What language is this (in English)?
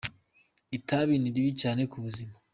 Kinyarwanda